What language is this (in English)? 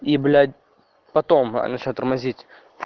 Russian